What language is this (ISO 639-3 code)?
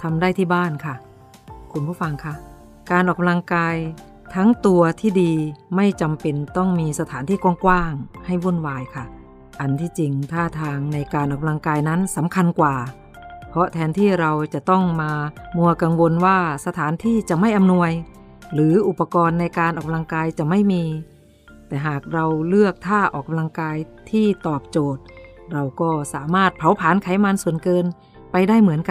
tha